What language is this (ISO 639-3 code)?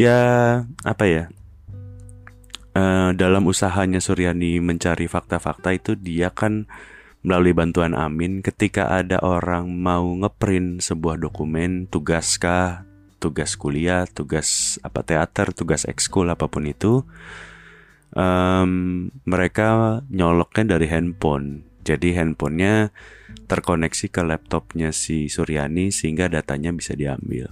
ind